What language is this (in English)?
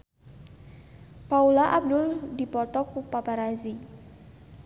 Sundanese